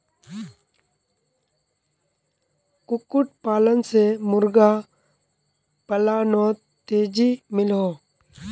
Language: Magahi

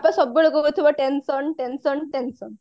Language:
Odia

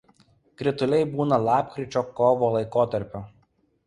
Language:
Lithuanian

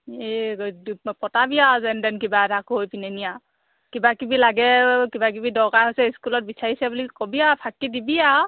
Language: Assamese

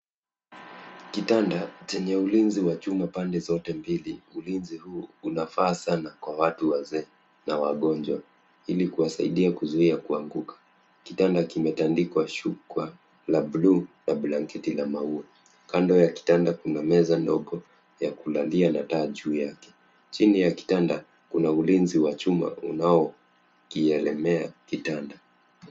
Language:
Swahili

